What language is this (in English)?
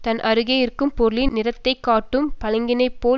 Tamil